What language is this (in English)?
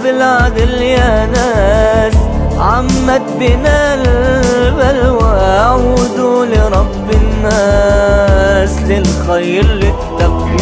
Arabic